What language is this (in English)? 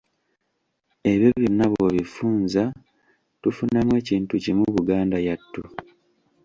Ganda